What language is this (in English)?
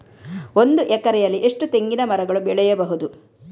Kannada